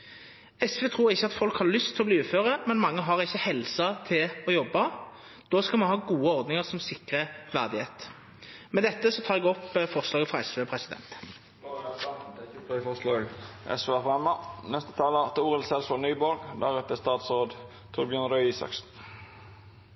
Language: Norwegian Nynorsk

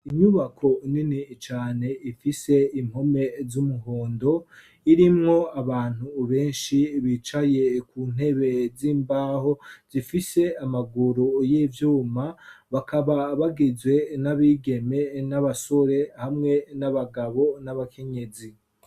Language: Rundi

